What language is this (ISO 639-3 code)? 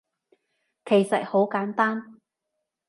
yue